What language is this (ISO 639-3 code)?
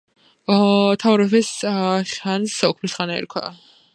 kat